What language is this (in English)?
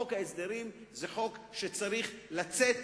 Hebrew